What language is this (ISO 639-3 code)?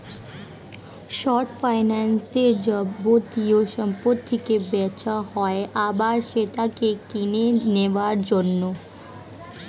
ben